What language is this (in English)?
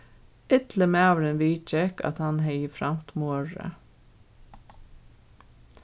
Faroese